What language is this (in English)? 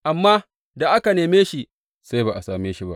Hausa